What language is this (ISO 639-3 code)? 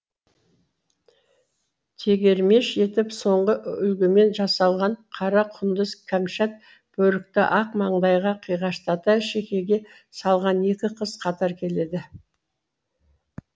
kaz